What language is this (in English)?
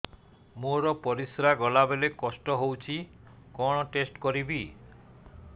Odia